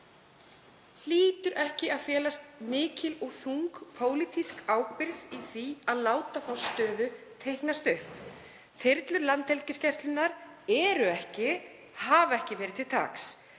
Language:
Icelandic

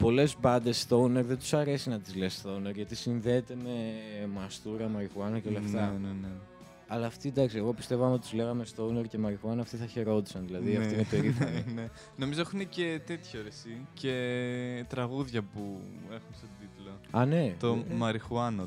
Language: Greek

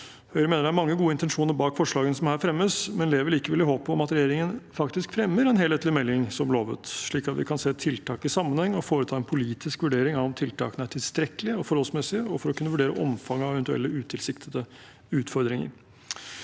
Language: Norwegian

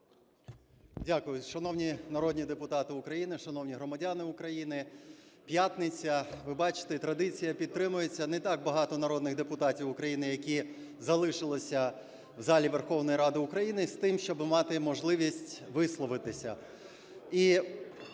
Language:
Ukrainian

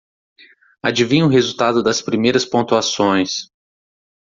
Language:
Portuguese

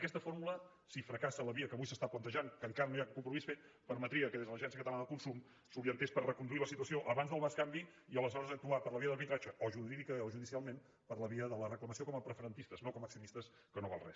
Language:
Catalan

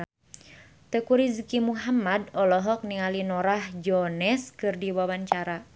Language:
Sundanese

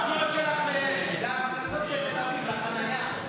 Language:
Hebrew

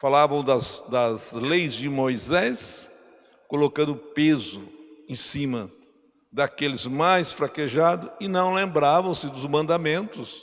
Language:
Portuguese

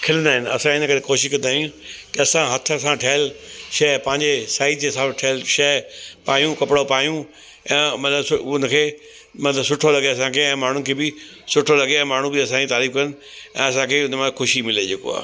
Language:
Sindhi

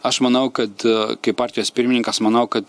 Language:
Lithuanian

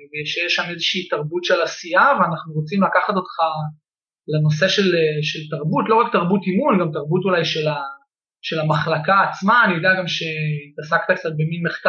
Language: Hebrew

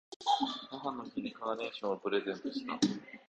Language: Japanese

